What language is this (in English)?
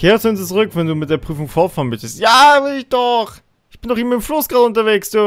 German